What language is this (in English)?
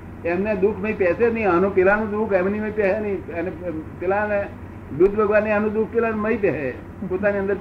Gujarati